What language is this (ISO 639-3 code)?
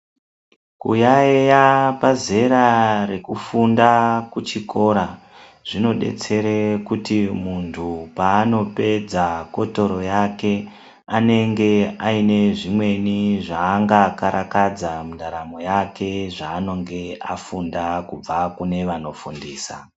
ndc